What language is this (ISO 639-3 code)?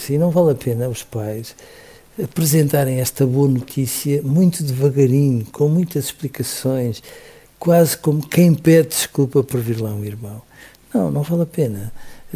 por